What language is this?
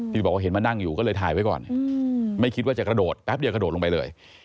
Thai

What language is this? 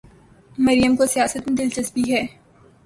Urdu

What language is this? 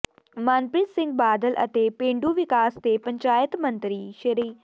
Punjabi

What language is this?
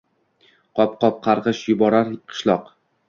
Uzbek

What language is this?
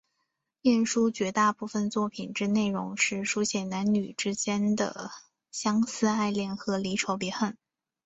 Chinese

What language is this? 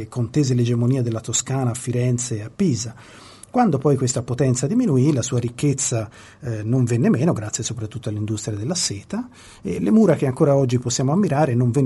Italian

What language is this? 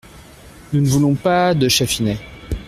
French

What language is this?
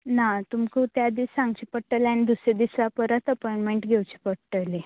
Konkani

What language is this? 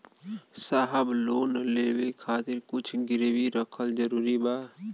Bhojpuri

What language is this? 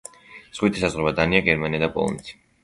Georgian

